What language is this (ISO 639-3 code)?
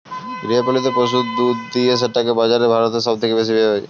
ben